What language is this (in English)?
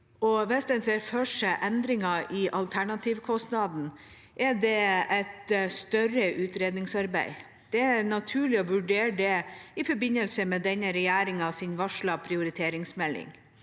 Norwegian